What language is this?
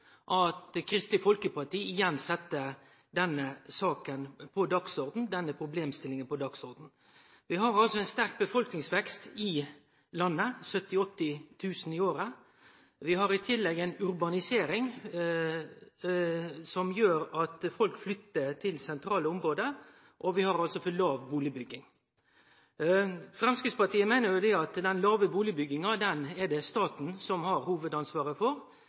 Norwegian Nynorsk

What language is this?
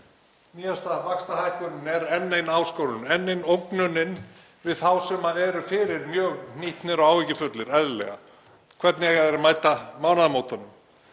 Icelandic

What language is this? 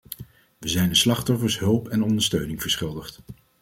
Dutch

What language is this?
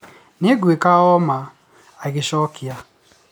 Kikuyu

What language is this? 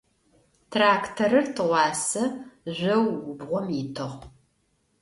Adyghe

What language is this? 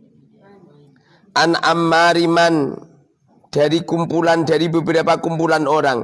Indonesian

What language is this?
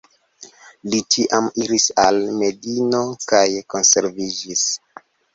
Esperanto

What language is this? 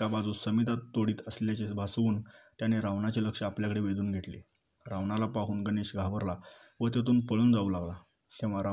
Marathi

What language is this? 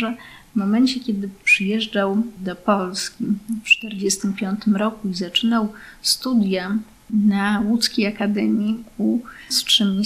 Polish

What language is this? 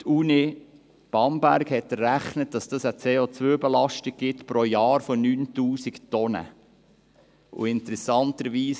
Swiss German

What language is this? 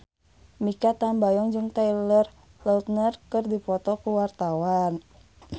Sundanese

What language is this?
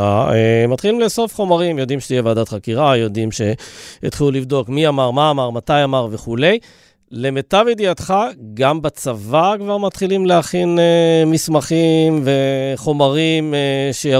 Hebrew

